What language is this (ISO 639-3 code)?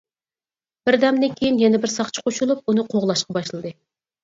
uig